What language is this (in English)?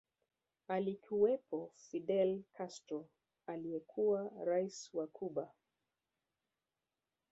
Swahili